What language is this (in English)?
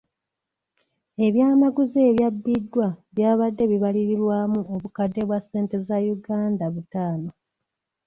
Ganda